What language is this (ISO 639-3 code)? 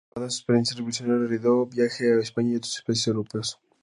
spa